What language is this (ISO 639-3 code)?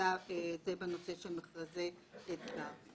heb